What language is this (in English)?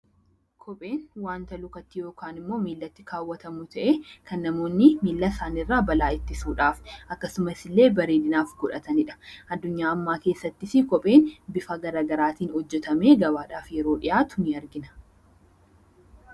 Oromo